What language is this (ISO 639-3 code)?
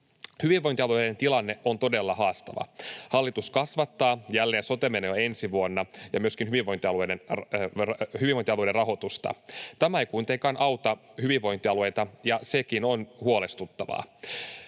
fin